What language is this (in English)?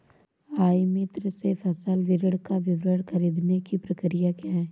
Hindi